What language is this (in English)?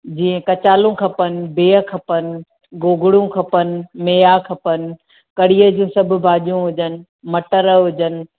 Sindhi